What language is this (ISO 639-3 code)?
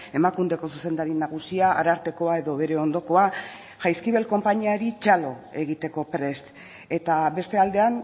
eus